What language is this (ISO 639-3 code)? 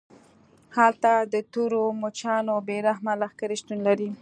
pus